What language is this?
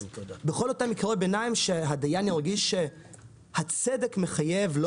Hebrew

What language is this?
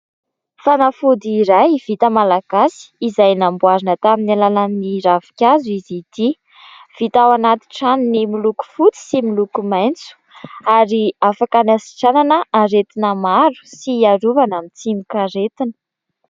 Malagasy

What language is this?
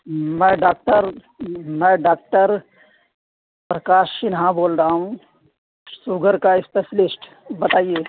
Urdu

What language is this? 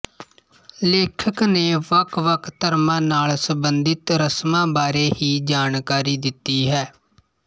Punjabi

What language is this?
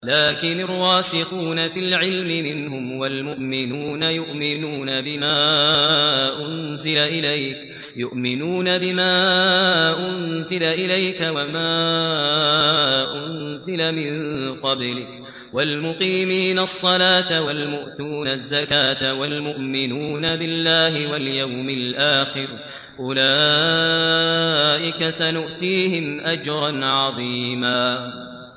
Arabic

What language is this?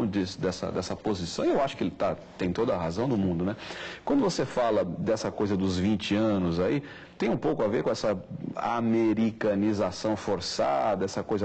Portuguese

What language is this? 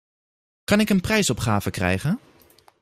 Dutch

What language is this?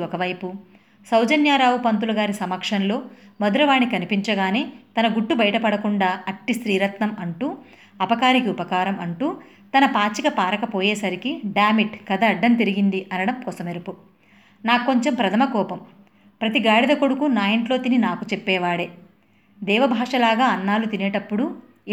Telugu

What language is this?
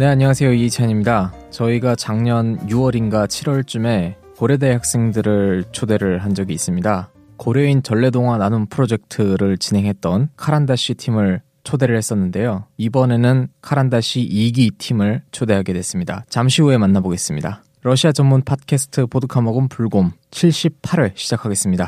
Korean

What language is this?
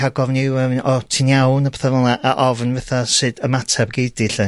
Welsh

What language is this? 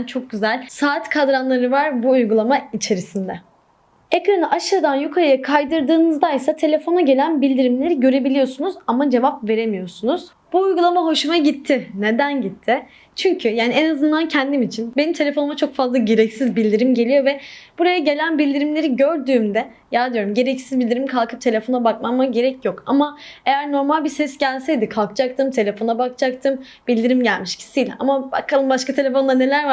Turkish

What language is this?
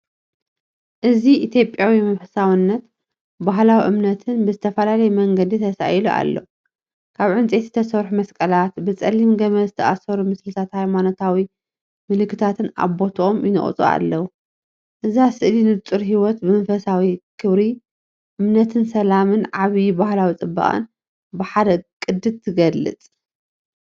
Tigrinya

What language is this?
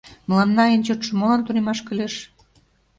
Mari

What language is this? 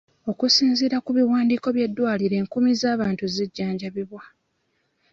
Ganda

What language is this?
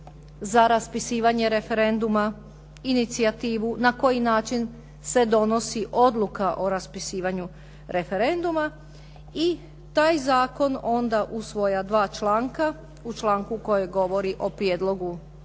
Croatian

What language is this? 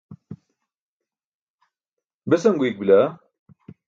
Burushaski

